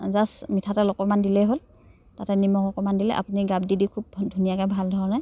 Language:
Assamese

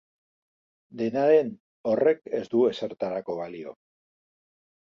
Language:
Basque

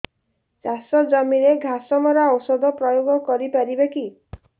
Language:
Odia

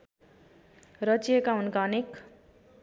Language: Nepali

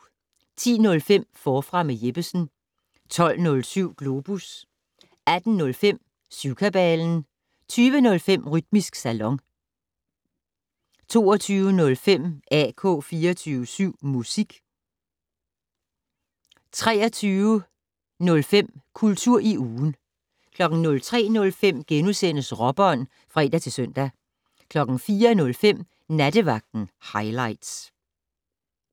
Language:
Danish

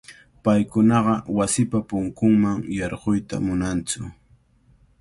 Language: Cajatambo North Lima Quechua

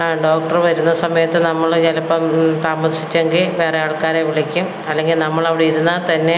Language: Malayalam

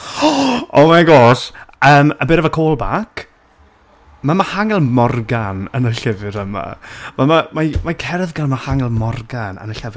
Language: Welsh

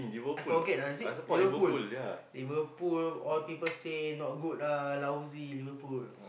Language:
English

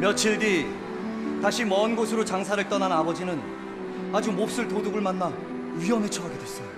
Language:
Korean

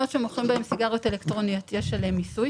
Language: Hebrew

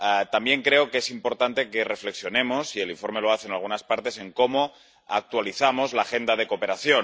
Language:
Spanish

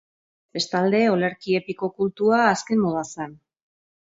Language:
Basque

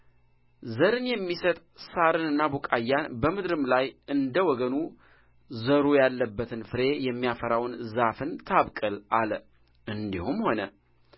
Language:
Amharic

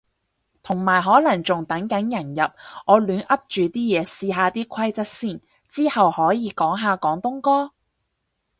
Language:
Cantonese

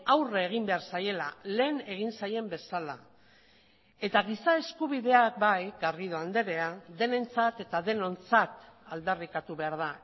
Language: Basque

